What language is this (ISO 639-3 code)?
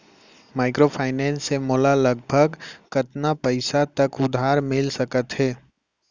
hne